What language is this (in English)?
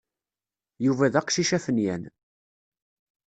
Kabyle